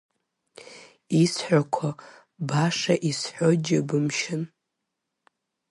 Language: Abkhazian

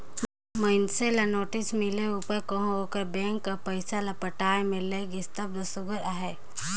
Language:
Chhattisgarhi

